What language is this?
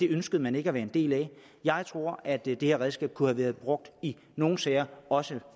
Danish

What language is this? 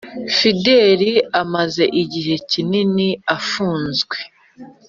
Kinyarwanda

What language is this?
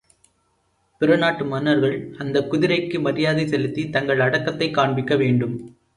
Tamil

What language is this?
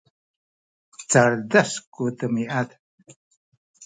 Sakizaya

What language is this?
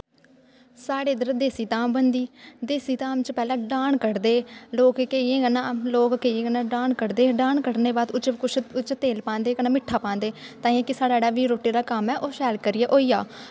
Dogri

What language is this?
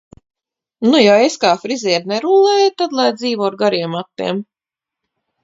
Latvian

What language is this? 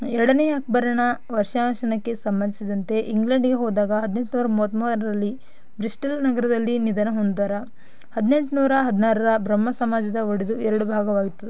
Kannada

